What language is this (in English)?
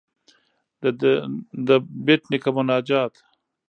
Pashto